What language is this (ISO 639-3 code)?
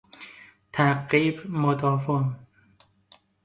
fas